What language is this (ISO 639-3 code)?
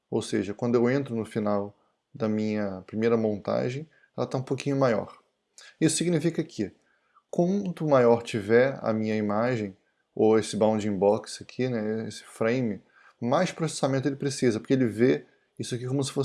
por